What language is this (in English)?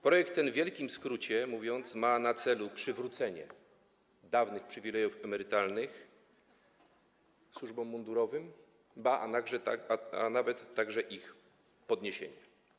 Polish